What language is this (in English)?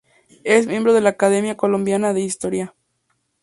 Spanish